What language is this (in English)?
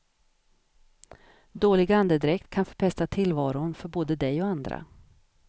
Swedish